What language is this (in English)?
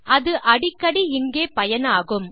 Tamil